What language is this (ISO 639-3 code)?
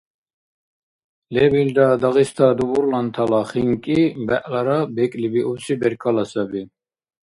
dar